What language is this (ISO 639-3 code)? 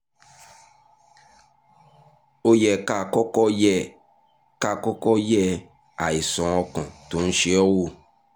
yor